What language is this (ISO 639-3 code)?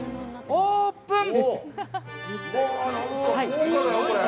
jpn